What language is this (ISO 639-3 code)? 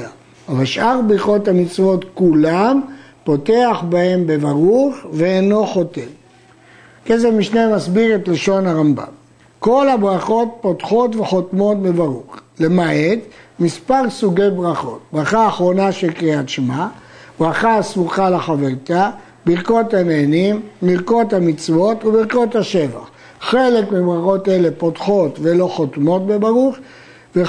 heb